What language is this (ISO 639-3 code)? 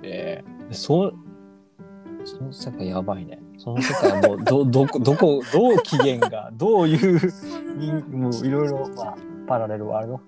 jpn